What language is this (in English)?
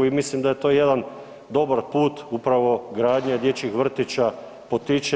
Croatian